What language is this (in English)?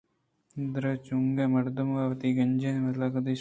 Eastern Balochi